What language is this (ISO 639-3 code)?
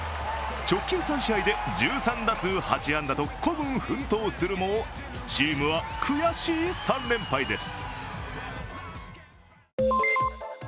jpn